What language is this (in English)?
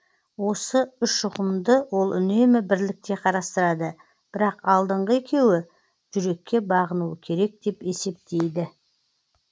Kazakh